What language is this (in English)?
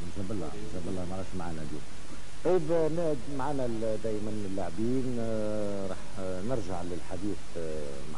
Arabic